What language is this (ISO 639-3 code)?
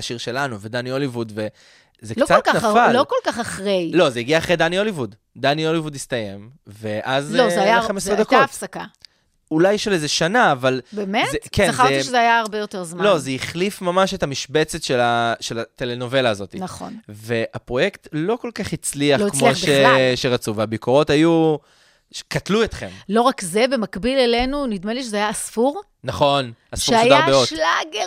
heb